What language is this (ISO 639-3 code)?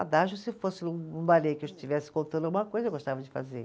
por